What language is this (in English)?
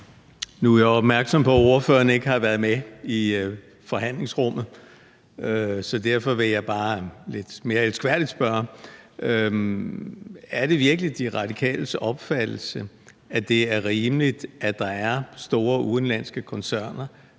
Danish